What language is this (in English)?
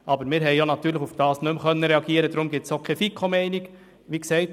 Swiss German